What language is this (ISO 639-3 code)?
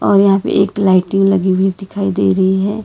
hin